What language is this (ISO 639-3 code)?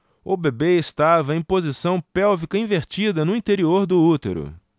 por